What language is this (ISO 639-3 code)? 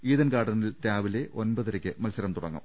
mal